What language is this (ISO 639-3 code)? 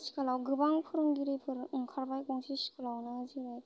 brx